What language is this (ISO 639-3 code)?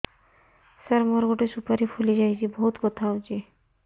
ori